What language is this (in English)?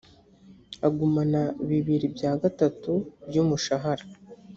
Kinyarwanda